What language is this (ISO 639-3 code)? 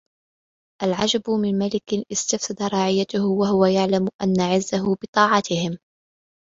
ara